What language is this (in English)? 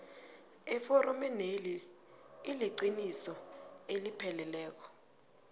South Ndebele